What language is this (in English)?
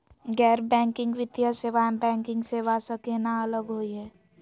Magahi